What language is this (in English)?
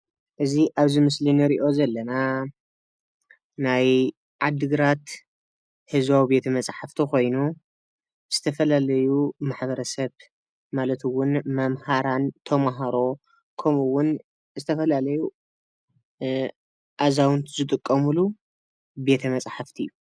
Tigrinya